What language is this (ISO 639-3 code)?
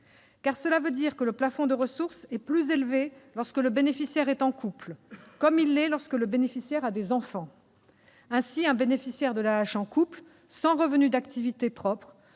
fra